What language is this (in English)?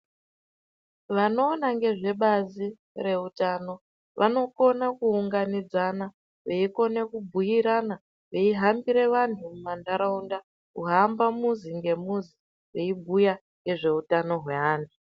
Ndau